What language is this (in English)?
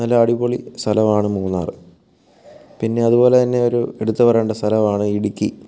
Malayalam